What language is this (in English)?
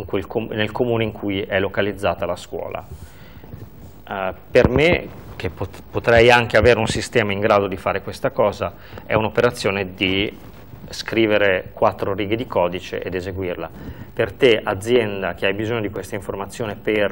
Italian